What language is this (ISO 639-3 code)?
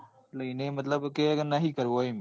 guj